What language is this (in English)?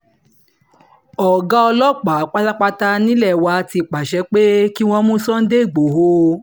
Yoruba